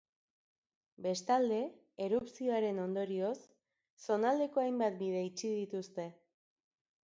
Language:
Basque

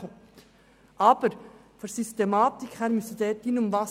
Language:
Swiss German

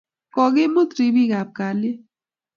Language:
Kalenjin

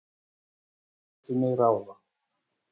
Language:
Icelandic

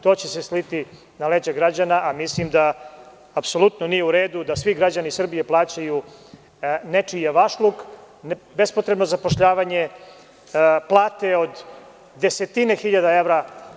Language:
Serbian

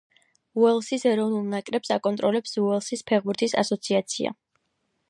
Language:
Georgian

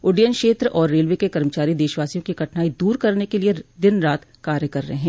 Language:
Hindi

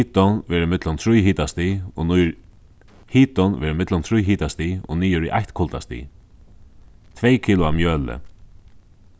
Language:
Faroese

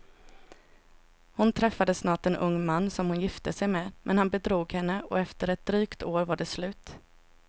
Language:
Swedish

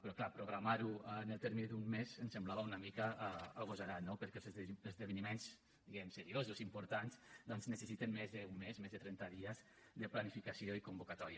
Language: Catalan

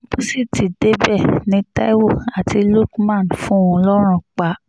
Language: Yoruba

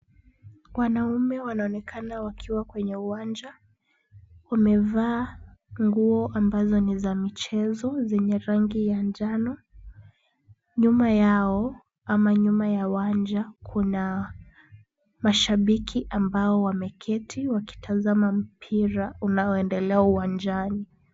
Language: Swahili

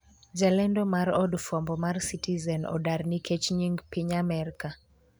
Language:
Luo (Kenya and Tanzania)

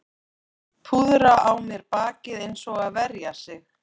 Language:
Icelandic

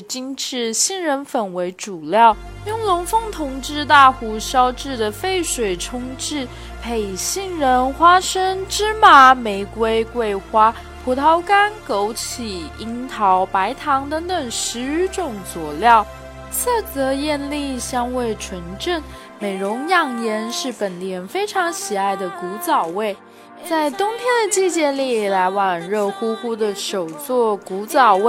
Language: Chinese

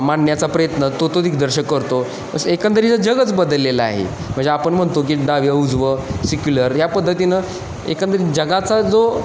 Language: Marathi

